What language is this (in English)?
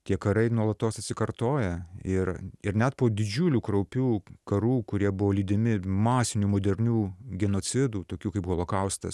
Lithuanian